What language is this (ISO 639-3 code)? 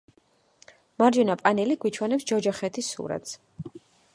kat